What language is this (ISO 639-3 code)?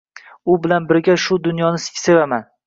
uzb